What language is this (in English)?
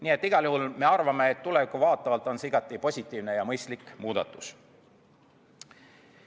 Estonian